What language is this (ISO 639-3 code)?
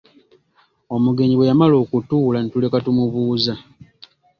lug